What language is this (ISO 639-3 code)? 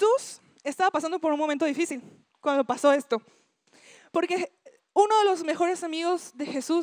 spa